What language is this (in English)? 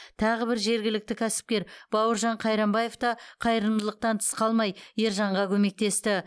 Kazakh